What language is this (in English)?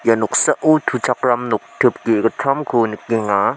Garo